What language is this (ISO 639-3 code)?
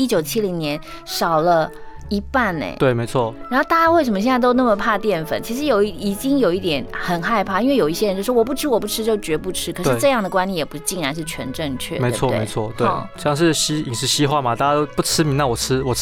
zho